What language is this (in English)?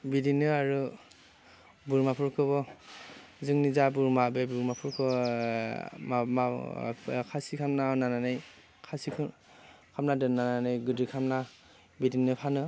Bodo